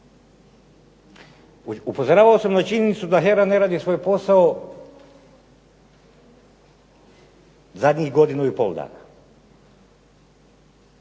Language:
Croatian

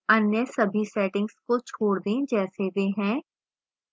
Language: Hindi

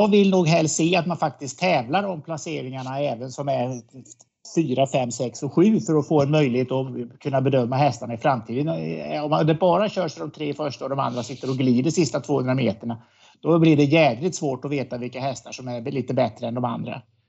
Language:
Swedish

